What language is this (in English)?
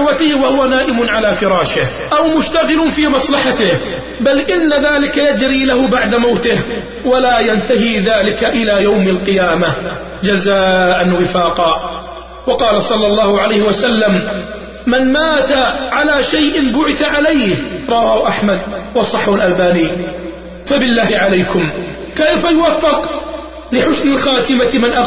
Arabic